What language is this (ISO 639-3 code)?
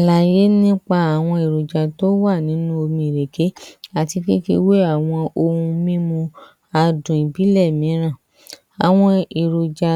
yor